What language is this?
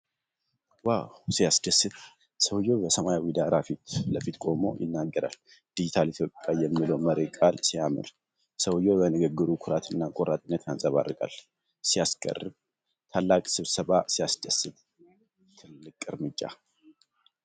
Amharic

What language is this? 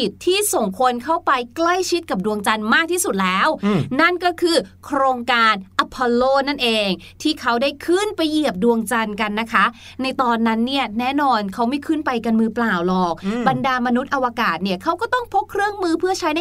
Thai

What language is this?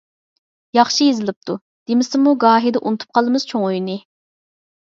Uyghur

